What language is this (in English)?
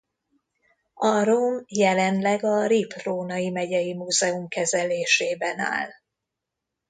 Hungarian